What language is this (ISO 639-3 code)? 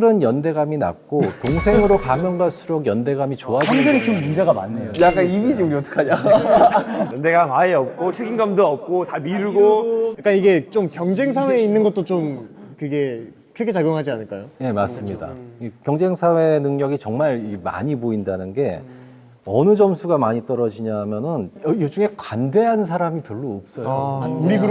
kor